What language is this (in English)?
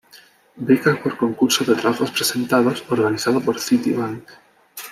Spanish